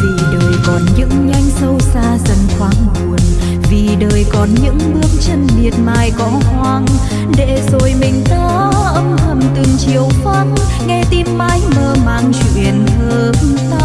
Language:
Vietnamese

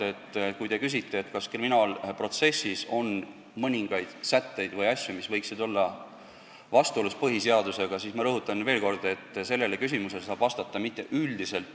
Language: Estonian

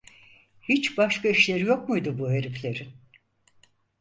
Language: Turkish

